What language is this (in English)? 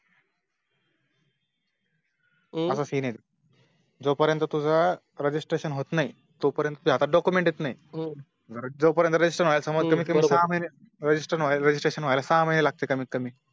Marathi